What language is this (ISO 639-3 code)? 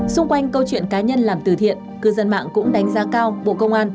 vie